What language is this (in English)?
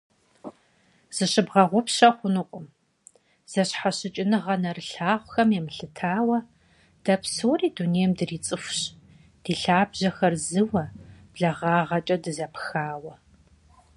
Kabardian